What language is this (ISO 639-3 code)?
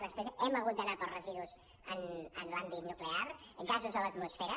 cat